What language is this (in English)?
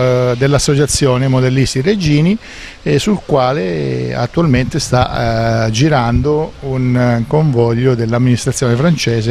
Italian